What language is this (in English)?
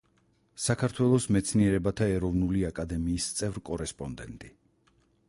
Georgian